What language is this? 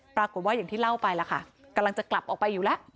Thai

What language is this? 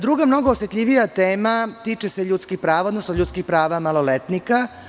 Serbian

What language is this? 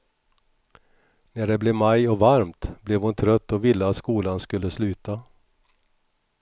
Swedish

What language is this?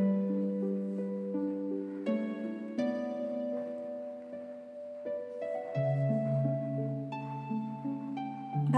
Hindi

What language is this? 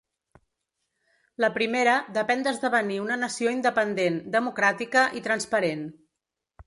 Catalan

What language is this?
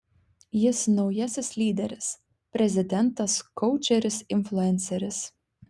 Lithuanian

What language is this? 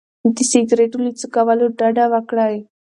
Pashto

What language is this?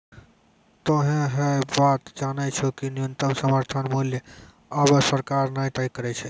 Maithili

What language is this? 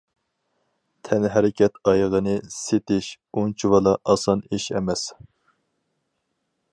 Uyghur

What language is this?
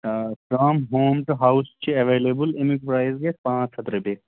Kashmiri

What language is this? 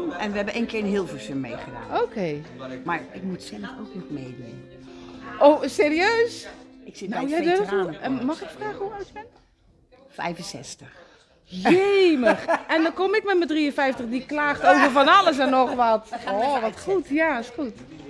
Dutch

